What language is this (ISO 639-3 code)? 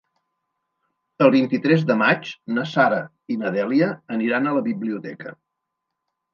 cat